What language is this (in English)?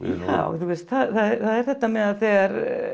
Icelandic